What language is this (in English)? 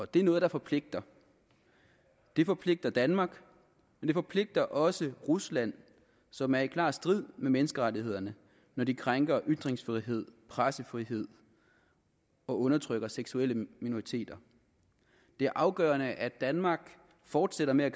Danish